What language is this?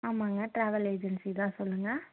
Tamil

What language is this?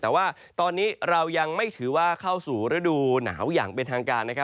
Thai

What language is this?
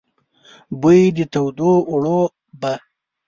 Pashto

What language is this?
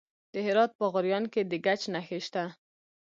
Pashto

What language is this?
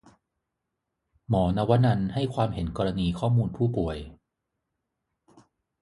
Thai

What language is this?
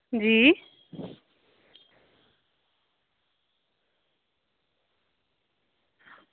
Dogri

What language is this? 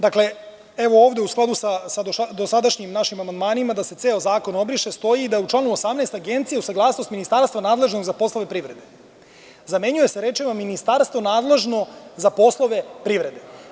Serbian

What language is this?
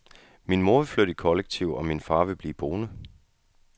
Danish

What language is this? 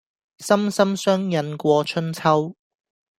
Cantonese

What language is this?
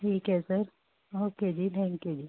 Punjabi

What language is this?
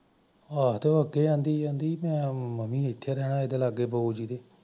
Punjabi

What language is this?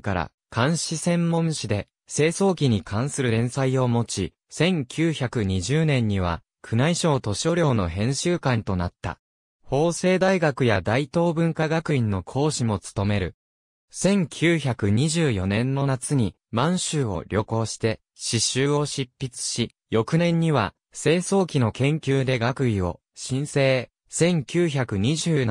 Japanese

